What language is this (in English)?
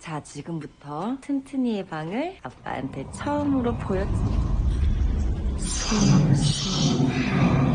Korean